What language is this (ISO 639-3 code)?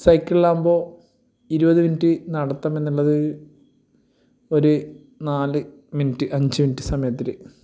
mal